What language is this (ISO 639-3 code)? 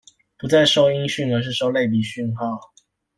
zho